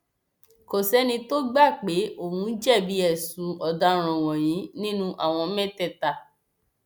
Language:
Yoruba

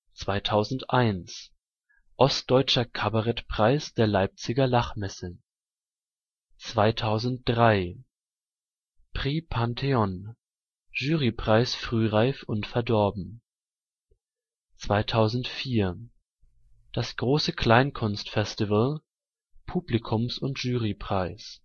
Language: German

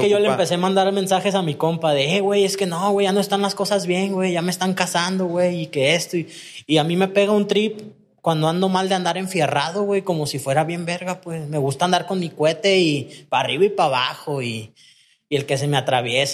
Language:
Spanish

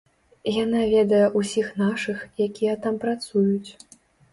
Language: Belarusian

